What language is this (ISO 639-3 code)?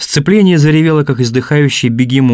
rus